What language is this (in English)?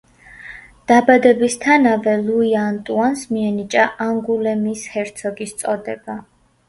Georgian